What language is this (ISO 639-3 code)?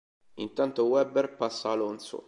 ita